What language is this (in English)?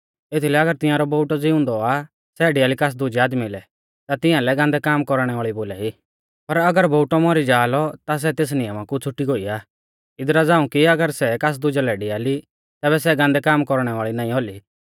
Mahasu Pahari